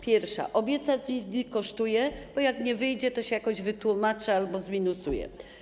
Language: Polish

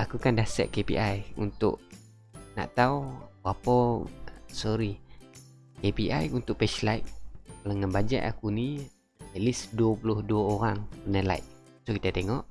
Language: Malay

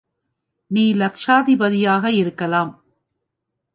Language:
Tamil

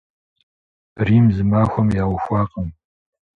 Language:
Kabardian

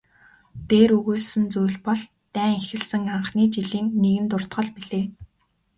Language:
Mongolian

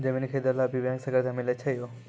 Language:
Maithili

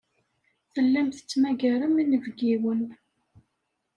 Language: Kabyle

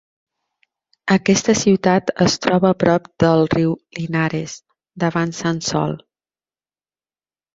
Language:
Catalan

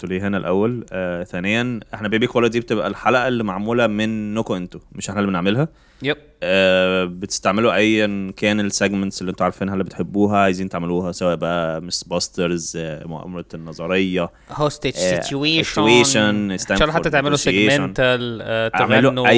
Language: Arabic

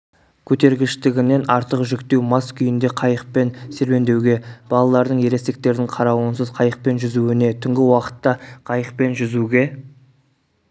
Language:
Kazakh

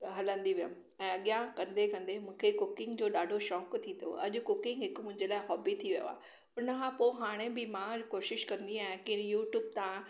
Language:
Sindhi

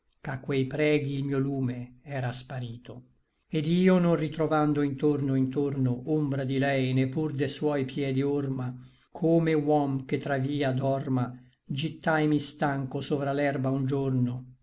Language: Italian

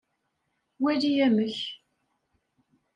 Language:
Kabyle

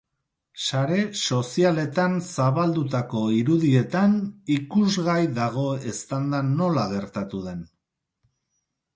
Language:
Basque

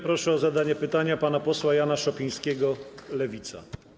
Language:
Polish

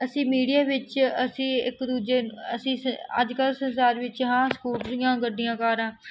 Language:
Punjabi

